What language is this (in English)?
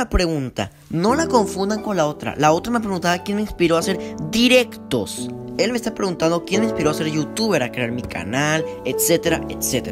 Spanish